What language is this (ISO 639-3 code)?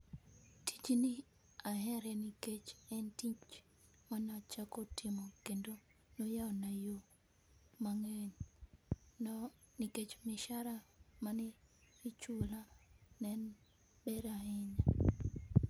luo